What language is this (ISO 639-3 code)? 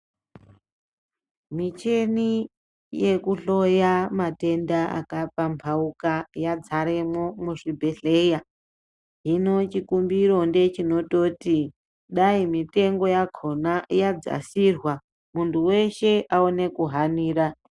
ndc